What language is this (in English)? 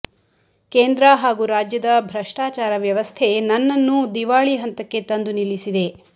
Kannada